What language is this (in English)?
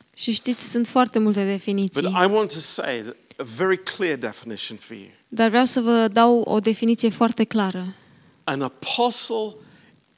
Romanian